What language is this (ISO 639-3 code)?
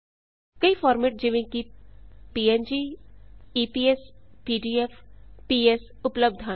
pan